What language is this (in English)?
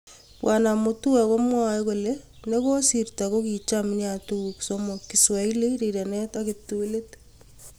Kalenjin